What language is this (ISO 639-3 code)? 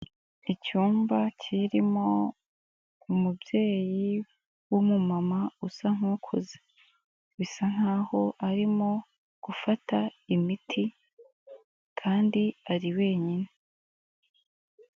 kin